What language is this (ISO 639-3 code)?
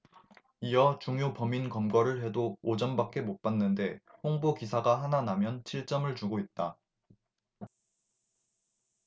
kor